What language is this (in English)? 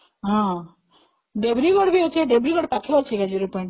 Odia